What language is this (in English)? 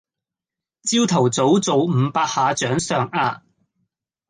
Cantonese